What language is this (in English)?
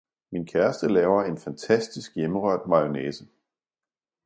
Danish